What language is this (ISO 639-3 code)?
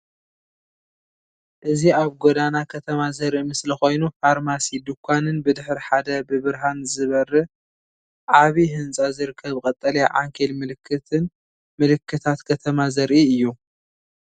tir